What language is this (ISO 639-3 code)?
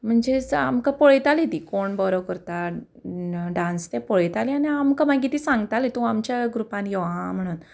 kok